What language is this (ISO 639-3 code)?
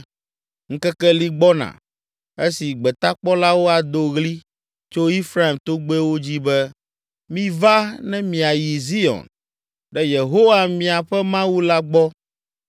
ewe